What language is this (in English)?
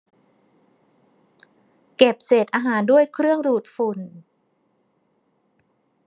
Thai